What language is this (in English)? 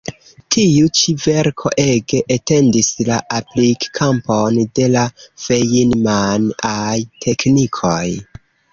Esperanto